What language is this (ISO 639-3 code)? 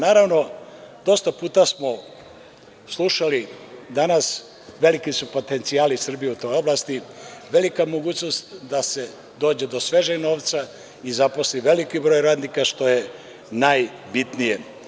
srp